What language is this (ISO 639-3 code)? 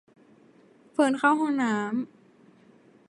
tha